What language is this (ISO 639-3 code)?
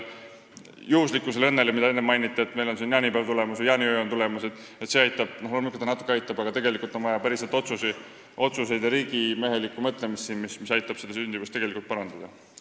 est